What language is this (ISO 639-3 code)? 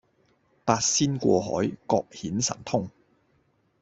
yue